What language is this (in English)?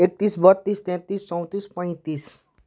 Nepali